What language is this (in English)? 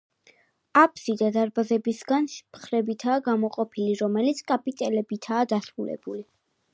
Georgian